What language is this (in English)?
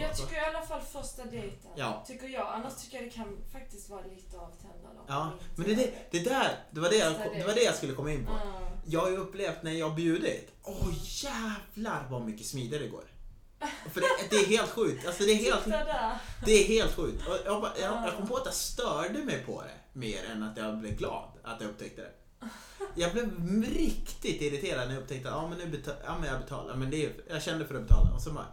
Swedish